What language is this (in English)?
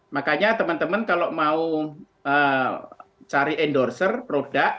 Indonesian